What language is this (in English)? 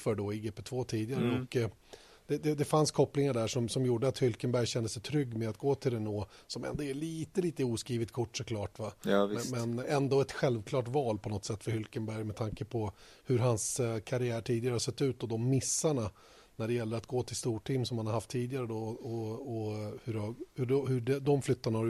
Swedish